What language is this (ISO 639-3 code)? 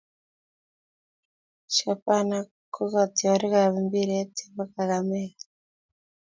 kln